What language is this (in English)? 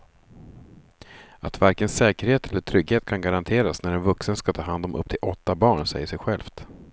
Swedish